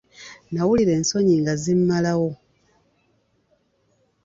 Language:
Ganda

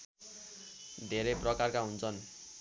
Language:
Nepali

